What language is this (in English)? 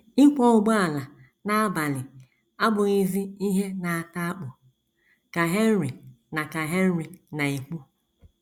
Igbo